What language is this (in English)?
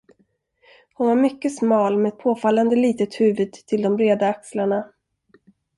Swedish